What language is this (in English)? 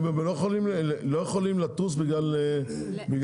Hebrew